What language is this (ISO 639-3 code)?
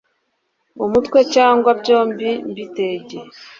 kin